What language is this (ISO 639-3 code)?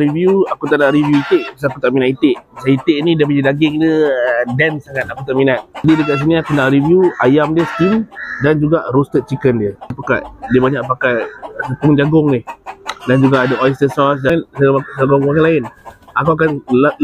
msa